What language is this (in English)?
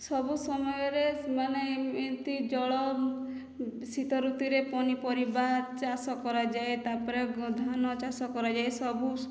Odia